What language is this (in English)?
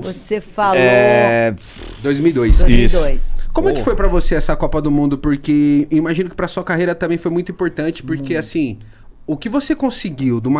Portuguese